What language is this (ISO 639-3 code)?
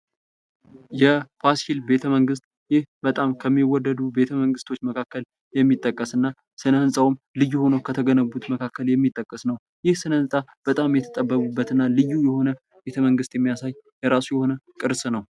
amh